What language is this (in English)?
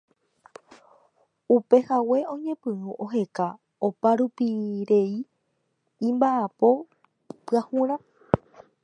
Guarani